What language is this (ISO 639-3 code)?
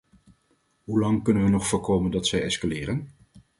nld